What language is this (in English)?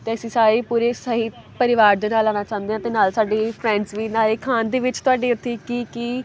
Punjabi